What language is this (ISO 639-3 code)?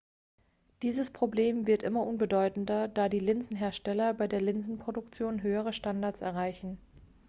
deu